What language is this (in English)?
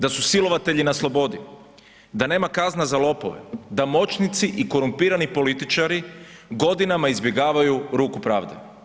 Croatian